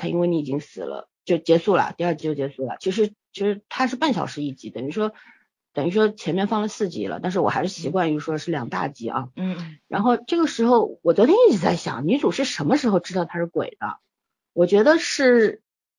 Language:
Chinese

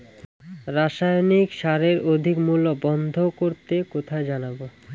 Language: Bangla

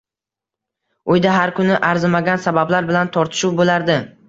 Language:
Uzbek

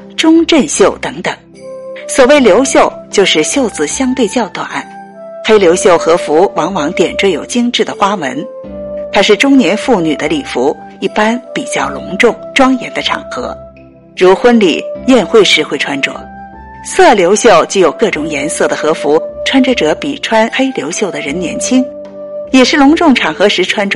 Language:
Chinese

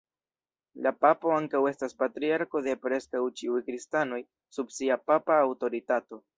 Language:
Esperanto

